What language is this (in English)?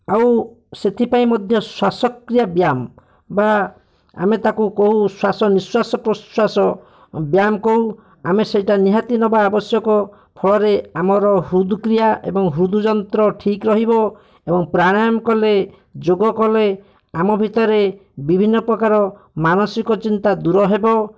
Odia